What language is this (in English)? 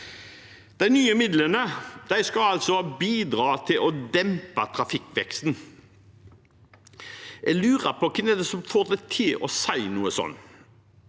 Norwegian